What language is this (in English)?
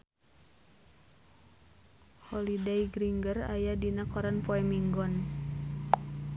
Sundanese